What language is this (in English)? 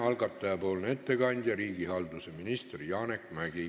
Estonian